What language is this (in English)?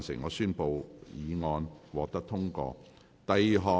Cantonese